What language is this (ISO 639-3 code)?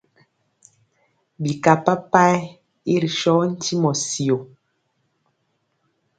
mcx